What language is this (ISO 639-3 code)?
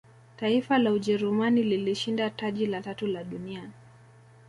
swa